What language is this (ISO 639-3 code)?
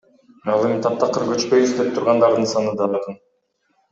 kir